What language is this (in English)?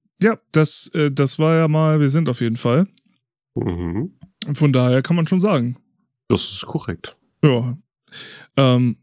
German